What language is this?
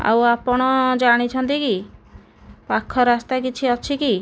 Odia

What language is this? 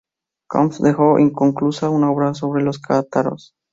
Spanish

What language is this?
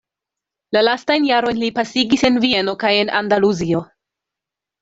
Esperanto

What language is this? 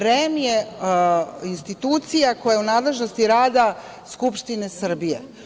Serbian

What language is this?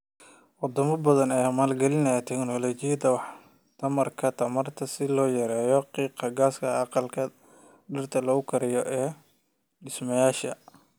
Somali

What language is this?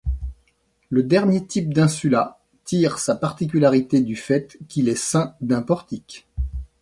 French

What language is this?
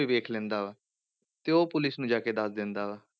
Punjabi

